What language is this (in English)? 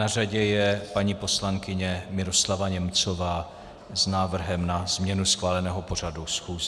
Czech